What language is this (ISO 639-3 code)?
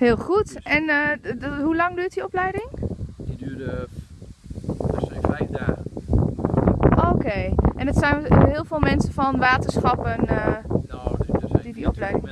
nld